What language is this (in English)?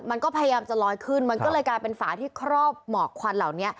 Thai